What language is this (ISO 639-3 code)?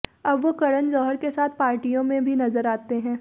hin